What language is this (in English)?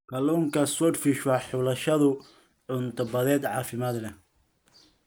Somali